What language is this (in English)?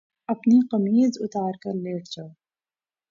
Urdu